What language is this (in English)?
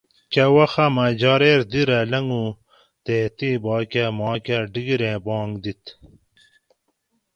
Gawri